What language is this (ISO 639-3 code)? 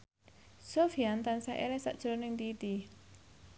jav